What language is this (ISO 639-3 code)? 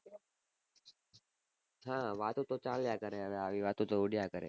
guj